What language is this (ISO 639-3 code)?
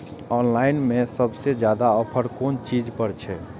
mai